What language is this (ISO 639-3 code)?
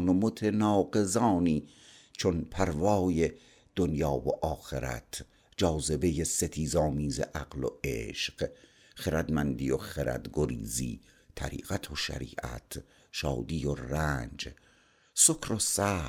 fas